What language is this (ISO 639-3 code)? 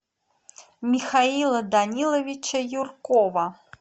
rus